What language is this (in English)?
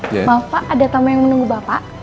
Indonesian